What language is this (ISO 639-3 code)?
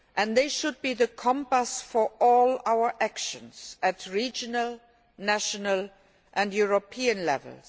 eng